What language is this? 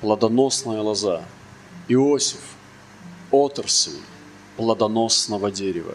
Russian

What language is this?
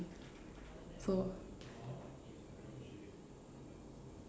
English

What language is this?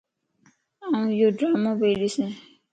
Lasi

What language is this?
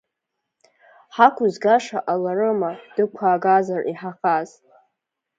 Abkhazian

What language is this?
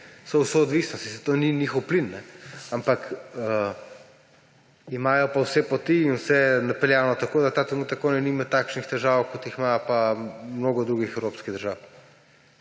Slovenian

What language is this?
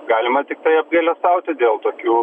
Lithuanian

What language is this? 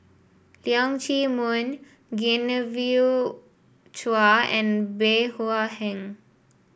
English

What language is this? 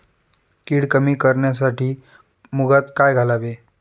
Marathi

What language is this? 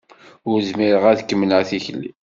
Kabyle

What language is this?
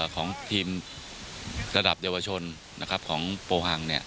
Thai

